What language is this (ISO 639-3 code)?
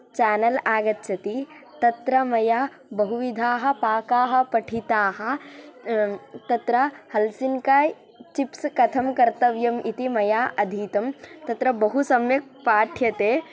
san